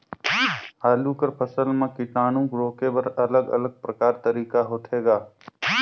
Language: Chhattisgarhi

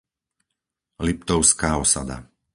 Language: Slovak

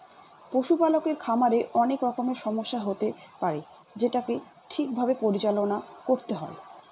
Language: Bangla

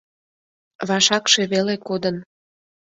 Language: Mari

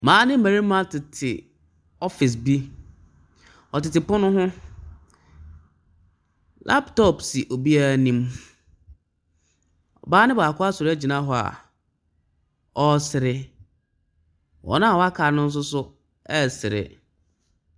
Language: Akan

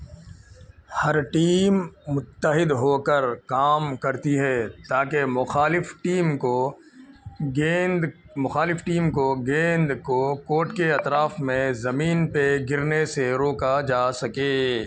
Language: Urdu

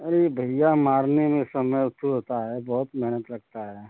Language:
Hindi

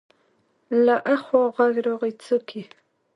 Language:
Pashto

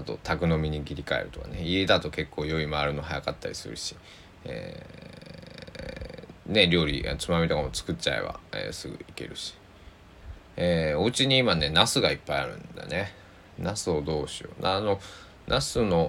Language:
Japanese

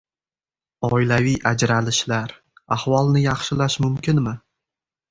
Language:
Uzbek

